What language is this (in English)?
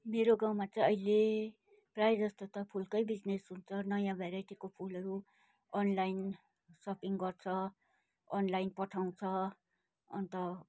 Nepali